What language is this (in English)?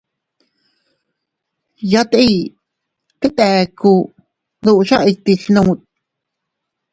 Teutila Cuicatec